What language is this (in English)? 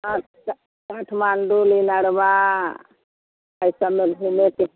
Maithili